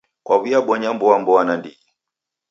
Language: Taita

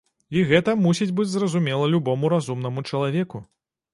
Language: Belarusian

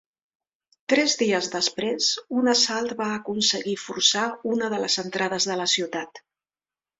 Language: Catalan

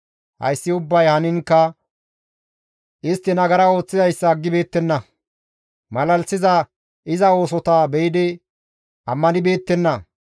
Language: Gamo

